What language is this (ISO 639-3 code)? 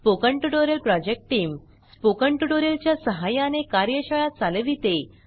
mar